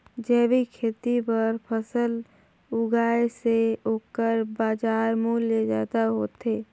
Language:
Chhattisgarhi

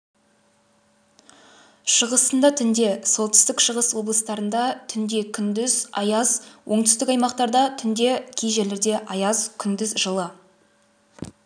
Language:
Kazakh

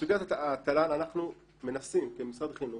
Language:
Hebrew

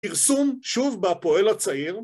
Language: Hebrew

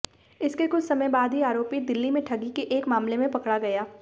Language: Hindi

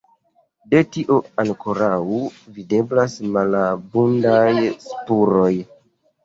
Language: Esperanto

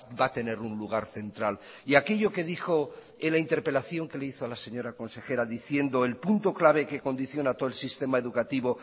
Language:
Spanish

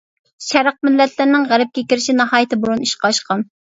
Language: Uyghur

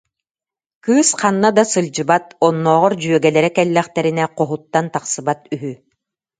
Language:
Yakut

